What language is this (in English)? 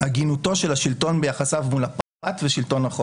Hebrew